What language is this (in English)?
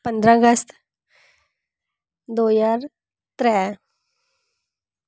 Dogri